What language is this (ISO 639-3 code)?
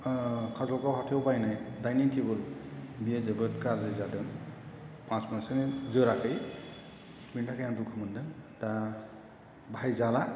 brx